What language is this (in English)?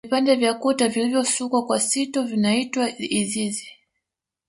Swahili